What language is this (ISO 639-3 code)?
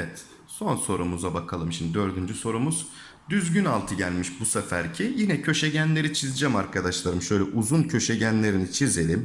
tur